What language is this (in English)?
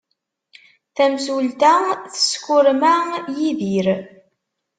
Kabyle